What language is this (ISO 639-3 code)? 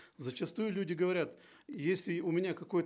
kaz